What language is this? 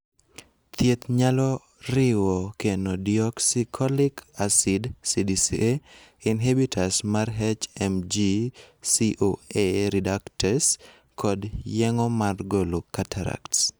Luo (Kenya and Tanzania)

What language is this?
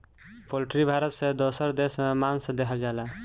Bhojpuri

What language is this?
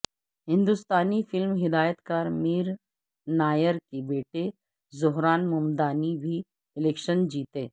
Urdu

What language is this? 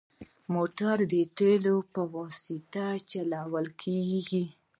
Pashto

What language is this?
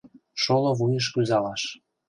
Mari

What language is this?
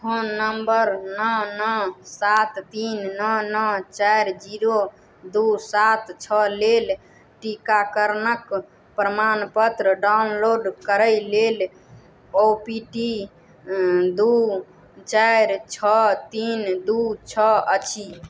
Maithili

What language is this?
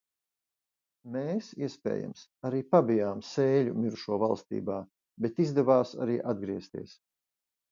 Latvian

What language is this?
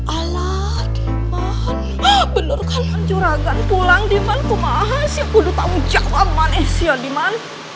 Indonesian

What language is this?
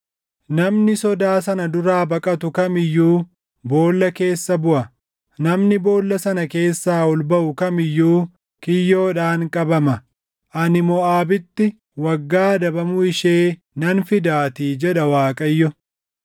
Oromo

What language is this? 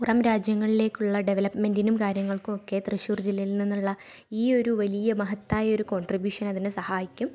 Malayalam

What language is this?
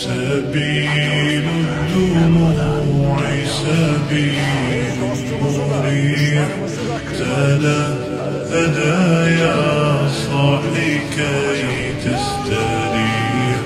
Arabic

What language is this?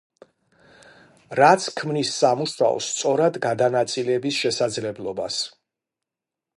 Georgian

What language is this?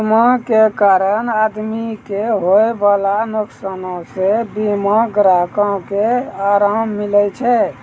Maithili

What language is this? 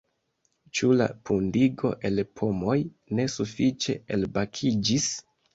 Esperanto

